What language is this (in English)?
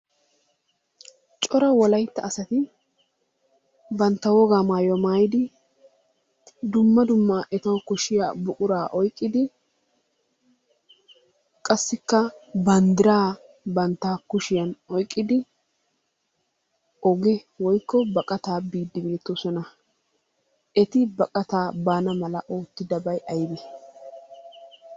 Wolaytta